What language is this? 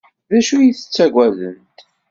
Kabyle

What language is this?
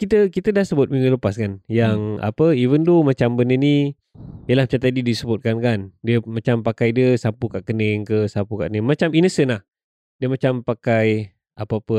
Malay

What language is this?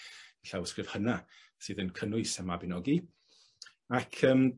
Welsh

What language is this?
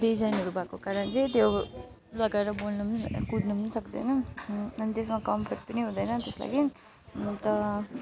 Nepali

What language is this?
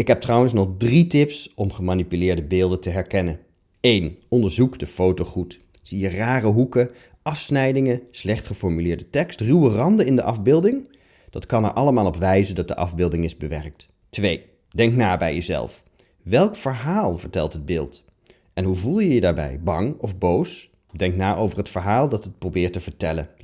Dutch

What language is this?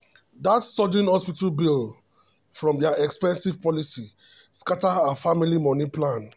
Nigerian Pidgin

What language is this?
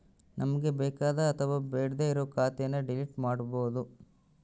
Kannada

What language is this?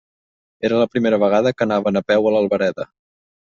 Catalan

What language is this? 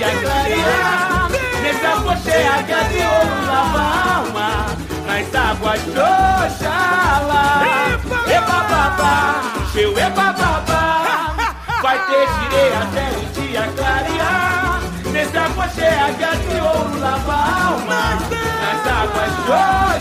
Portuguese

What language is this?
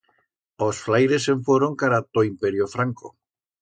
Aragonese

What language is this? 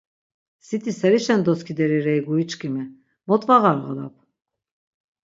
Laz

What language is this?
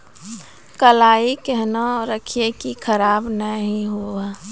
Maithili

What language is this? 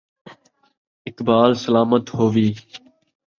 Saraiki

